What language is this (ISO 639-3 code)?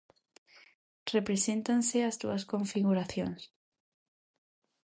glg